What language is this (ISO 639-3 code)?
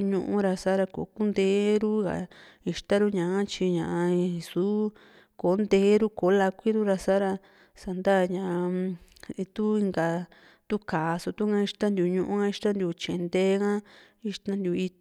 vmc